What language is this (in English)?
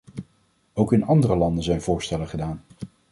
Dutch